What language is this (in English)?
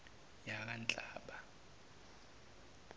Zulu